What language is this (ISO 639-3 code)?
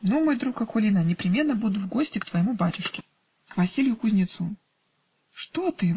rus